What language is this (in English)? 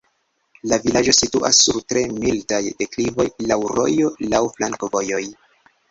Esperanto